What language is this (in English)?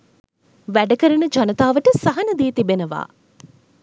Sinhala